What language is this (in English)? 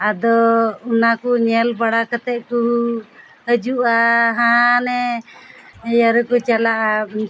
Santali